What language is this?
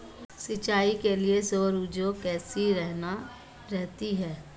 Hindi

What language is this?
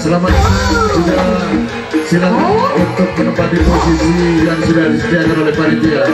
Indonesian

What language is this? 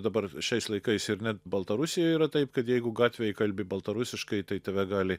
Lithuanian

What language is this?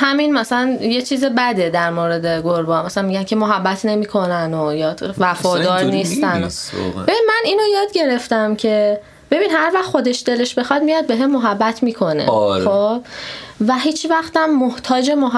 Persian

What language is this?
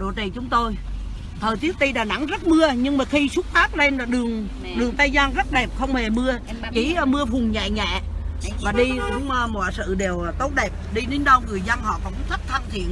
Vietnamese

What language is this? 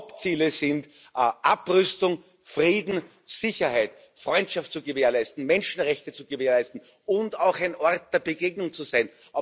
German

